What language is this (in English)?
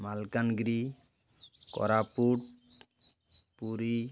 Odia